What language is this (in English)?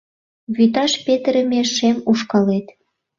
Mari